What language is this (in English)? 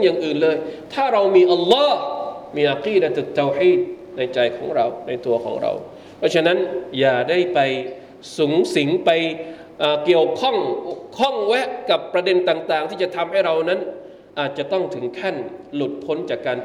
Thai